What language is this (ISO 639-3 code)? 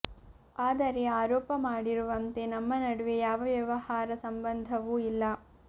kan